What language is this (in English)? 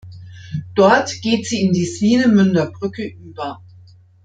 German